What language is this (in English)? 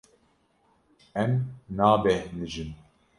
Kurdish